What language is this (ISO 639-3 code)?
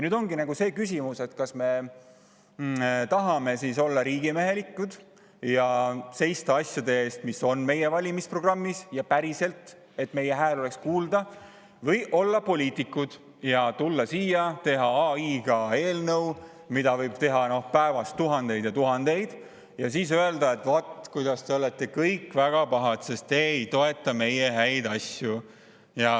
est